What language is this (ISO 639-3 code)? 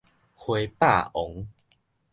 nan